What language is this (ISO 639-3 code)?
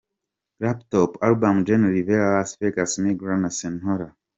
kin